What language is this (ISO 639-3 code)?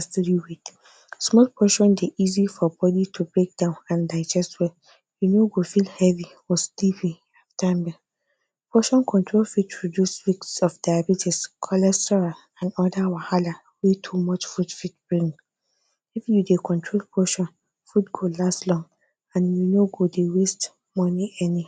pcm